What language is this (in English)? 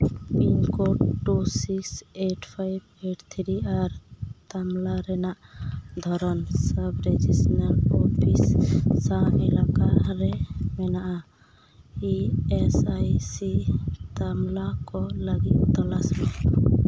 Santali